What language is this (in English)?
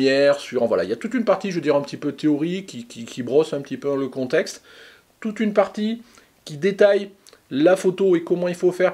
French